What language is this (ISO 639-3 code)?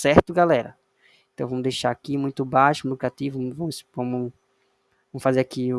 por